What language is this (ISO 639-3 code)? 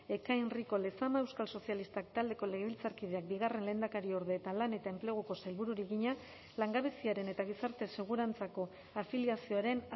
eus